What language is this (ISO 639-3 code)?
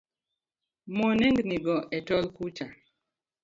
luo